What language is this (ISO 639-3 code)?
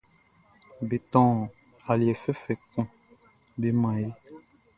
bci